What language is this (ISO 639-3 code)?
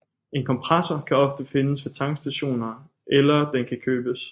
dan